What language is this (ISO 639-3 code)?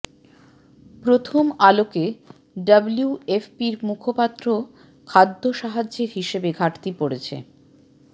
ben